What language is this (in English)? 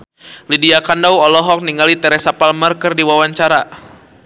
Sundanese